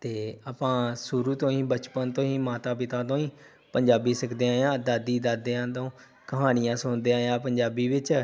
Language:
Punjabi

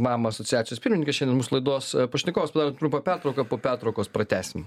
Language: Lithuanian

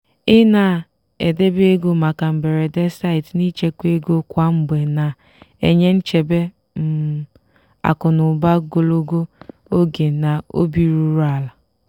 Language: Igbo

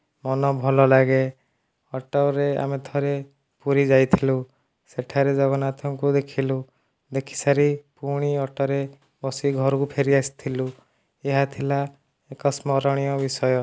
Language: Odia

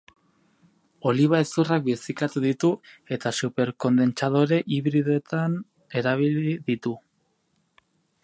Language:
Basque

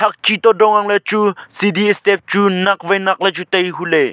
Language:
Wancho Naga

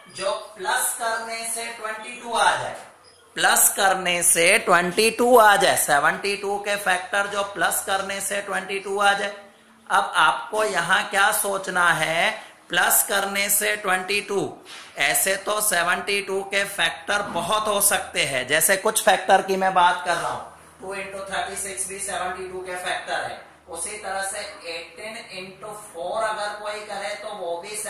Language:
Hindi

